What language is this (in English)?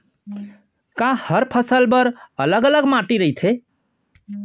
Chhattisgarhi